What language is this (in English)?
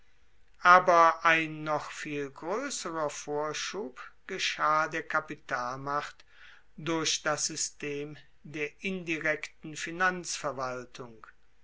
German